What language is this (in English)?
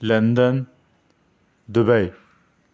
Urdu